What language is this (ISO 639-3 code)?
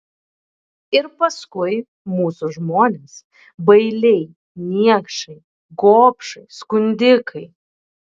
lit